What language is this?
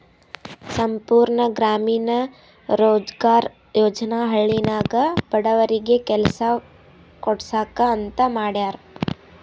Kannada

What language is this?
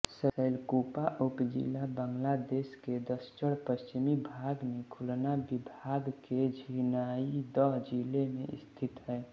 Hindi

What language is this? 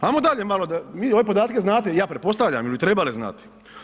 Croatian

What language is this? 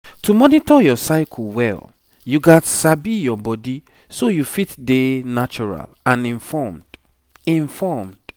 Nigerian Pidgin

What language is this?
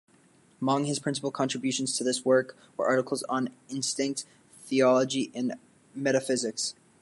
English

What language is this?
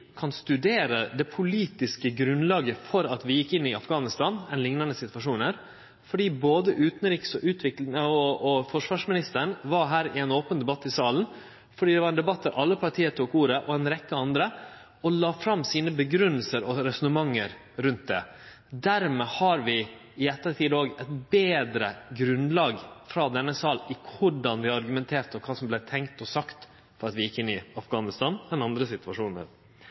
Norwegian Nynorsk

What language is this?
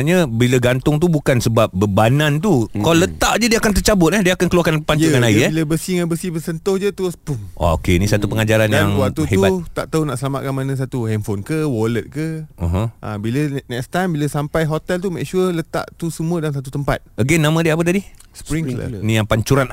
Malay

